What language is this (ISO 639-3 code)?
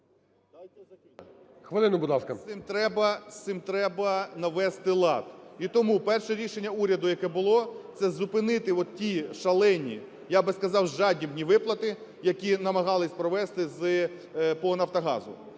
ukr